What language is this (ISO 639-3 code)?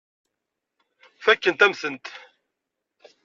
kab